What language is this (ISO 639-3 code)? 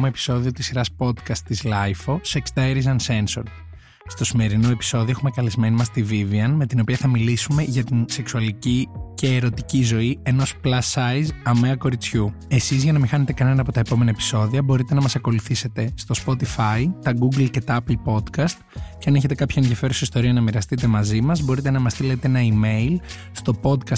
ell